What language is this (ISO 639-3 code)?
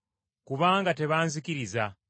lug